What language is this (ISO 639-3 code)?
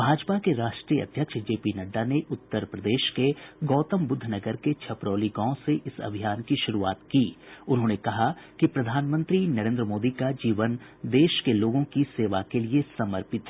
hin